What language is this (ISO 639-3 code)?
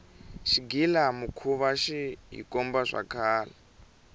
tso